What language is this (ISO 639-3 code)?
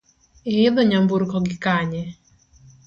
luo